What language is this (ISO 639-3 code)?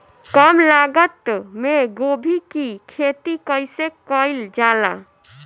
bho